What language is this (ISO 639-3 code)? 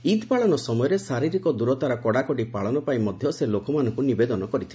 ori